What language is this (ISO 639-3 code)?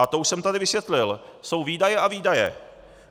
ces